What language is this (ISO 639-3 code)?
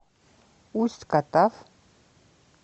rus